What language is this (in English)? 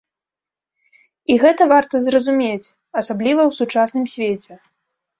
Belarusian